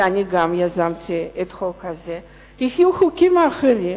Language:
Hebrew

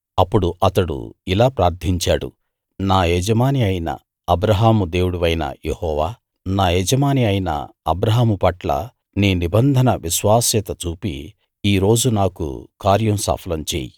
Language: Telugu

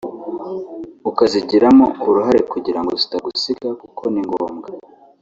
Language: Kinyarwanda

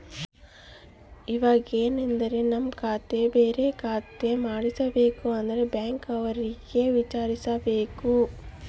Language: Kannada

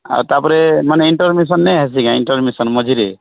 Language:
Odia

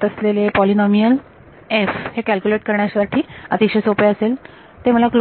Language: Marathi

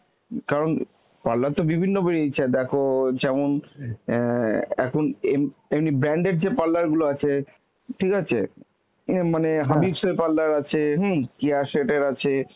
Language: Bangla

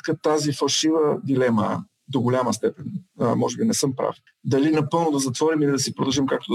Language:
Bulgarian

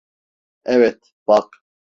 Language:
Turkish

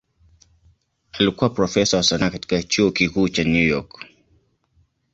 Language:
Swahili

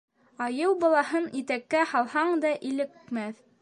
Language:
Bashkir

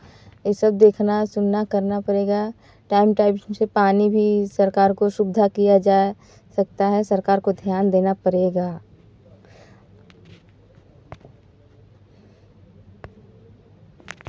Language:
Hindi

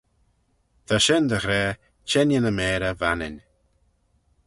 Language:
Manx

